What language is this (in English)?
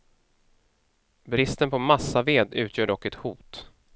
Swedish